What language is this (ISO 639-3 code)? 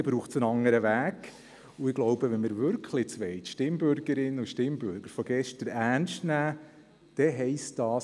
gsw